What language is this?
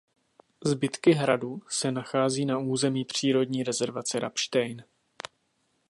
Czech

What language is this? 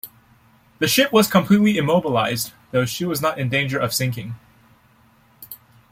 English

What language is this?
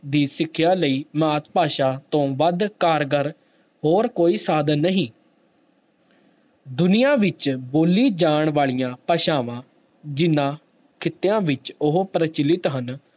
Punjabi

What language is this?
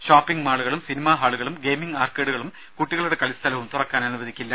Malayalam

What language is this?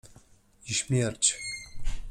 Polish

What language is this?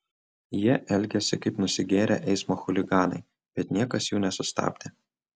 Lithuanian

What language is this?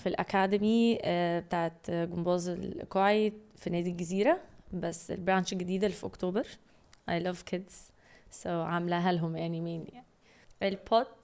Arabic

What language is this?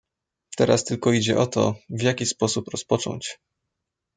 Polish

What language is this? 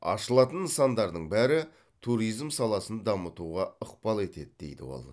Kazakh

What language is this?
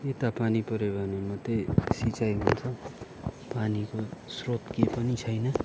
Nepali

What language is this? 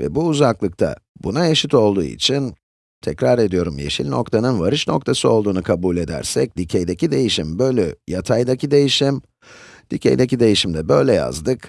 Turkish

